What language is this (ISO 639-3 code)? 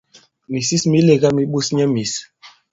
abb